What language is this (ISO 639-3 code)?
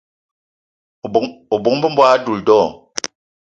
eto